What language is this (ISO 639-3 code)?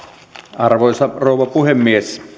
fin